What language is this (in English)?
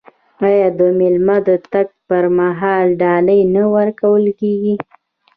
Pashto